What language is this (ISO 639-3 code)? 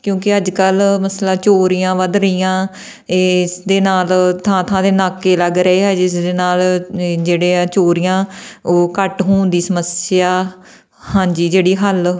pan